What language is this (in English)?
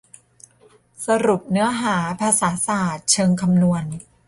Thai